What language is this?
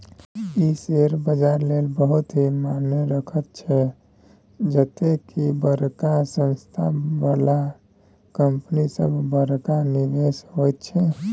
Maithili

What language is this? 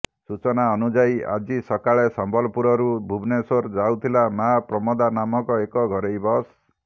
Odia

